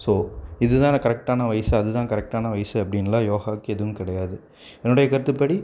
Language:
Tamil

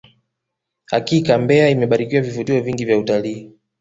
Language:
Swahili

